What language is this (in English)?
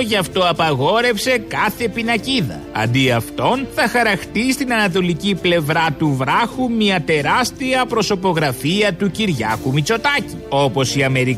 Greek